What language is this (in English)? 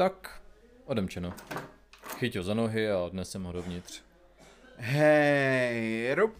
Czech